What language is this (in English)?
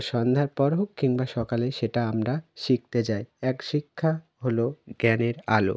Bangla